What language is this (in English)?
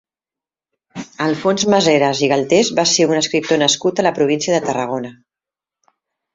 Catalan